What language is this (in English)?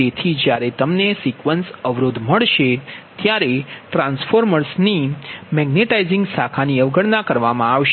Gujarati